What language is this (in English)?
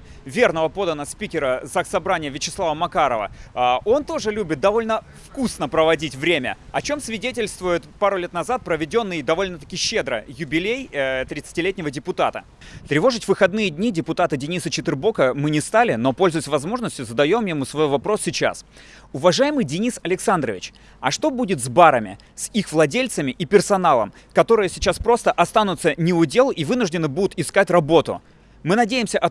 Russian